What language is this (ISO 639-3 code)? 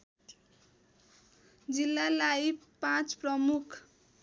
nep